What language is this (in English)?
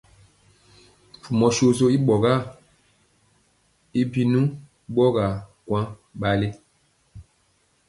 Mpiemo